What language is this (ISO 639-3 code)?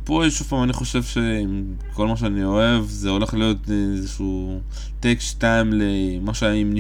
heb